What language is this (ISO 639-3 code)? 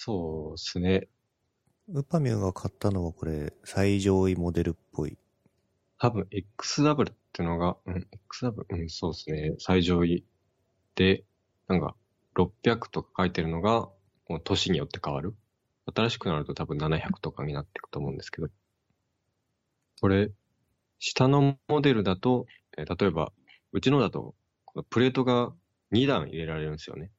jpn